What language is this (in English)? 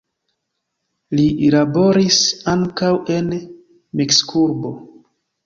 Esperanto